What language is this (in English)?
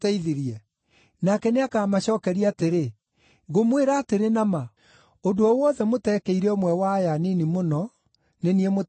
Kikuyu